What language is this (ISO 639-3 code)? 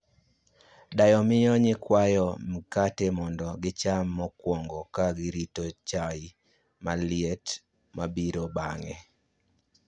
luo